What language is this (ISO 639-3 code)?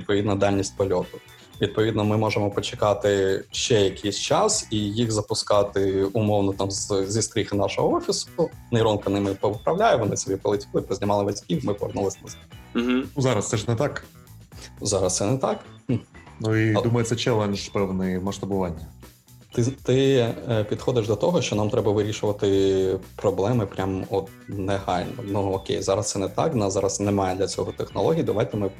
ukr